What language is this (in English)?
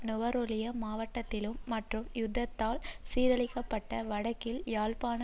Tamil